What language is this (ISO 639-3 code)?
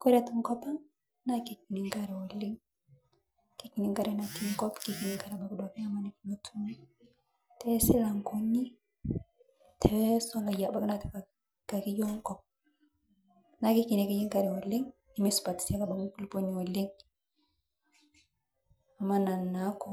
mas